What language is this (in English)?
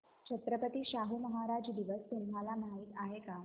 Marathi